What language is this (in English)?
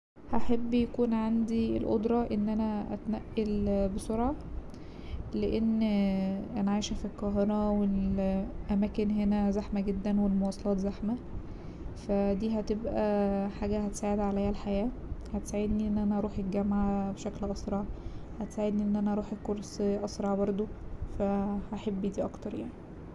Egyptian Arabic